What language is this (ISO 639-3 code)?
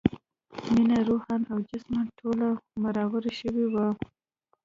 pus